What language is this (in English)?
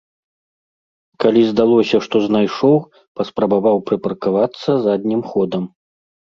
Belarusian